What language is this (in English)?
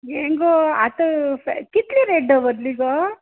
Konkani